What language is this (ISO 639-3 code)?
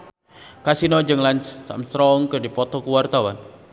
sun